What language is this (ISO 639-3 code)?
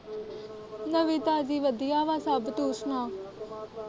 pan